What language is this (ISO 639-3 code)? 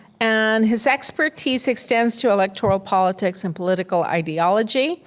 eng